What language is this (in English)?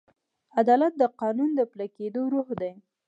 Pashto